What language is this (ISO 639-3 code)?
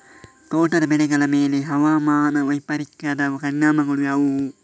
kan